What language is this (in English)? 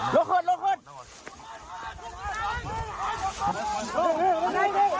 Thai